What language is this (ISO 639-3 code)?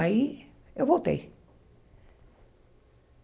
por